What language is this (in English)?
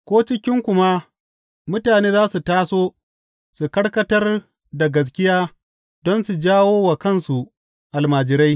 Hausa